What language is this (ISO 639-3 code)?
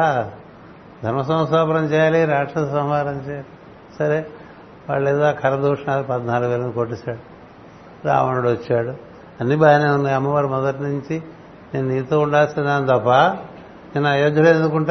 tel